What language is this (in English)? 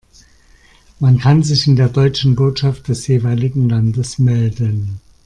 German